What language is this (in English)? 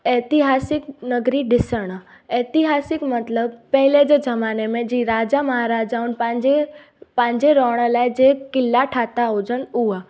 Sindhi